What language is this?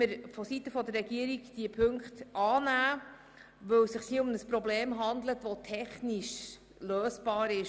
Swiss German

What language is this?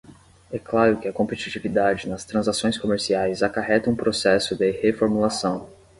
Portuguese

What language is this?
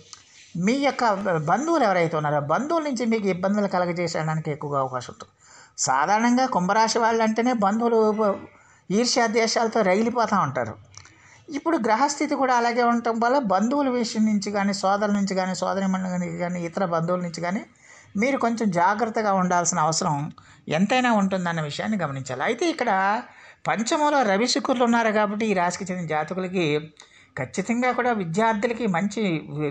Telugu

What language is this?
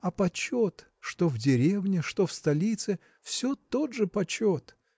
Russian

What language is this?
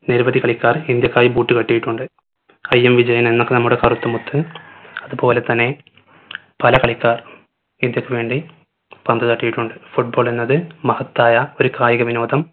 Malayalam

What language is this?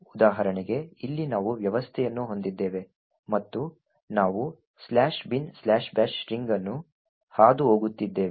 Kannada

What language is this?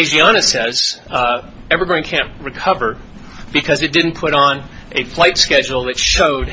English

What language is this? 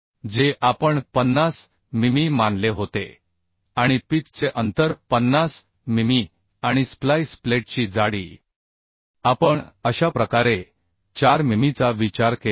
Marathi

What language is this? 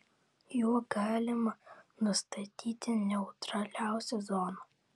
Lithuanian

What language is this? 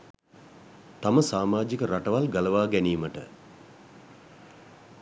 Sinhala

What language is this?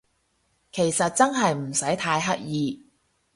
Cantonese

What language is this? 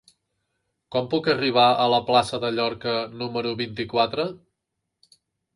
Catalan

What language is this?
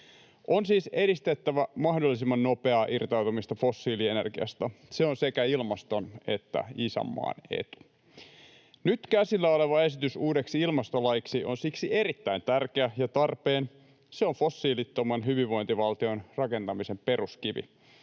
Finnish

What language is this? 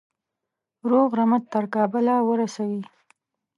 Pashto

